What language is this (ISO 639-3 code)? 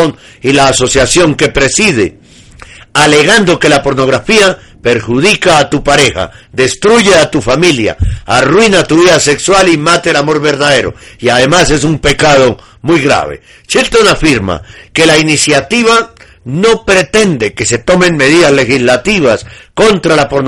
spa